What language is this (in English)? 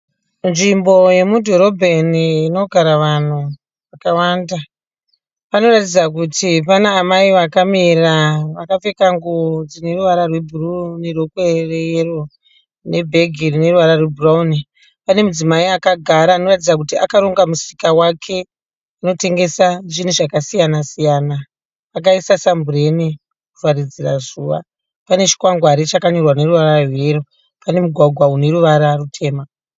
Shona